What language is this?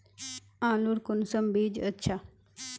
Magahi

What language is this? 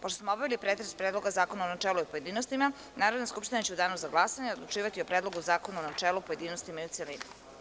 Serbian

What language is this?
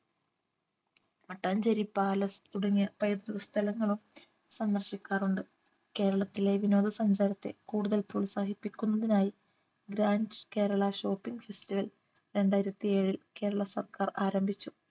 Malayalam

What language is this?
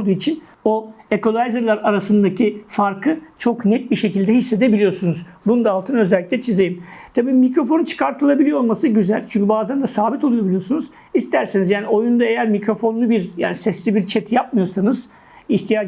Turkish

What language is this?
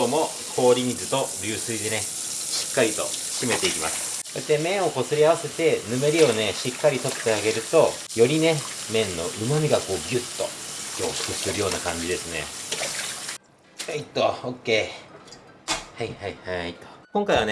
Japanese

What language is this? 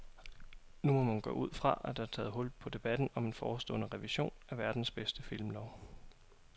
Danish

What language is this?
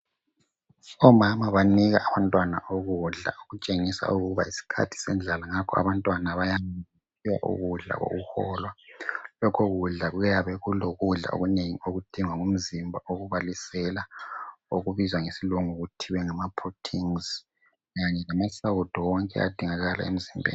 North Ndebele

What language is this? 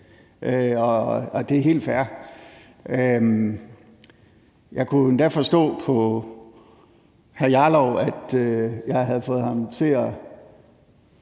Danish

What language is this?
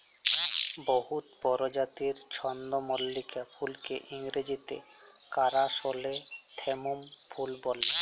Bangla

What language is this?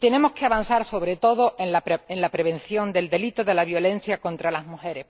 Spanish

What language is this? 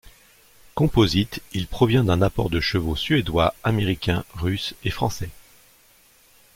French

